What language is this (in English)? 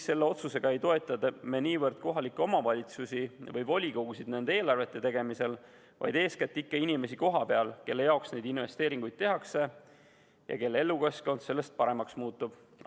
Estonian